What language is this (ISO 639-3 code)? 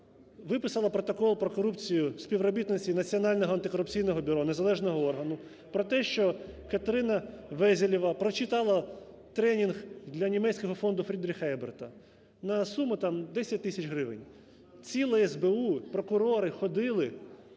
ukr